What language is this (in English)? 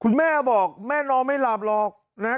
Thai